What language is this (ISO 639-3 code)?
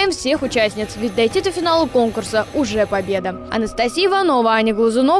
rus